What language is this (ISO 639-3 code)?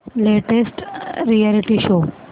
mar